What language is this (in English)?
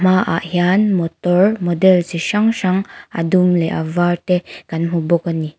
Mizo